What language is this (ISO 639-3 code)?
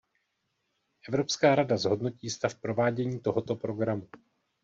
ces